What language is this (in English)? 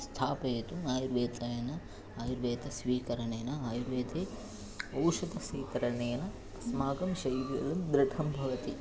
Sanskrit